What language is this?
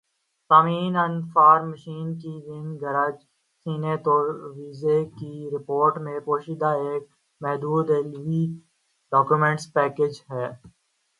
Urdu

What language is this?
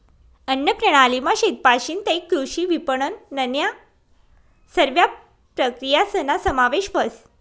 Marathi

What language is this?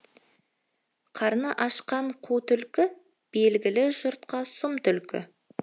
Kazakh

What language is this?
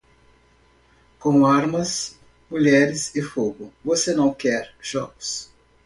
Portuguese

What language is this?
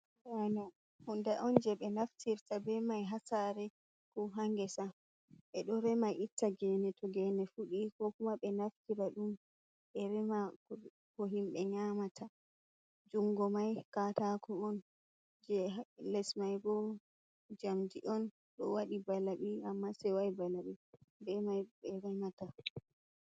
Fula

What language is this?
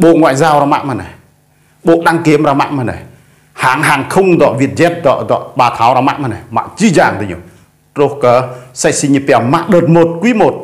Vietnamese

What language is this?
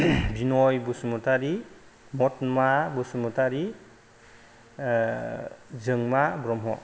Bodo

